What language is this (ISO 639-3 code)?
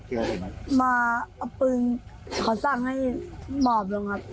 tha